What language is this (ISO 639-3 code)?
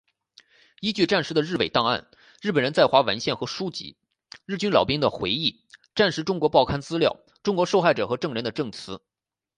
zho